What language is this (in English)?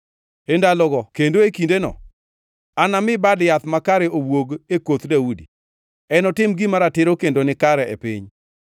Luo (Kenya and Tanzania)